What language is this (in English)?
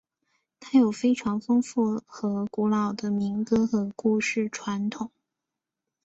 Chinese